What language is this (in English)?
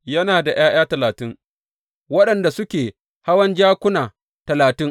Hausa